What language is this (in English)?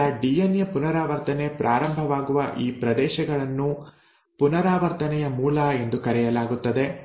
Kannada